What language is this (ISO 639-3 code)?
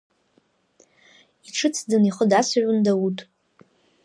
abk